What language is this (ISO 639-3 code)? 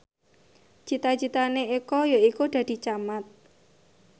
jav